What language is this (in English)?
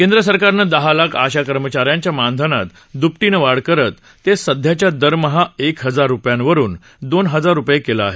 Marathi